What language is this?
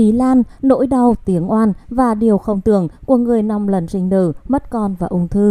Vietnamese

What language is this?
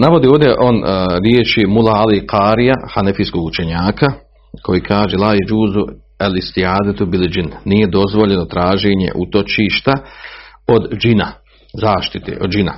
Croatian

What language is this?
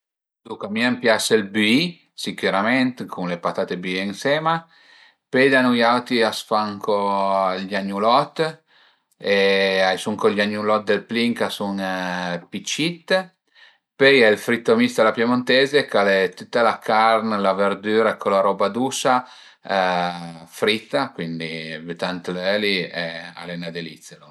Piedmontese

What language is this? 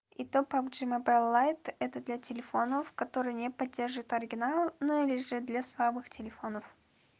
Russian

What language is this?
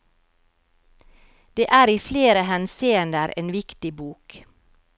Norwegian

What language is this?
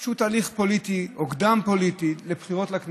Hebrew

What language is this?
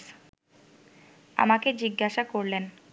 Bangla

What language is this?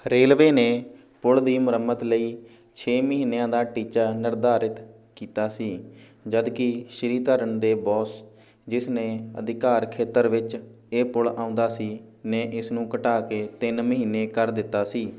Punjabi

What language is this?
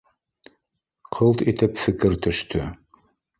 Bashkir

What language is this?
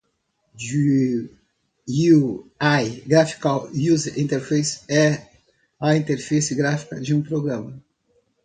Portuguese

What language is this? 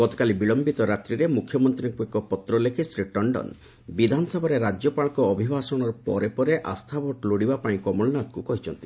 Odia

